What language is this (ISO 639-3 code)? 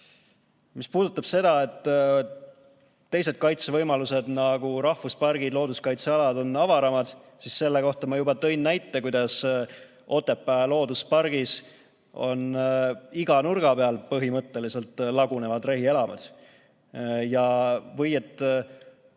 est